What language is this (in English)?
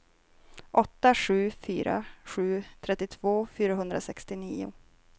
Swedish